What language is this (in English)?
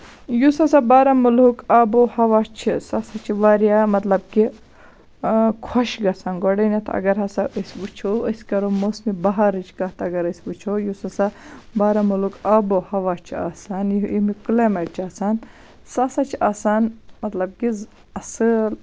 Kashmiri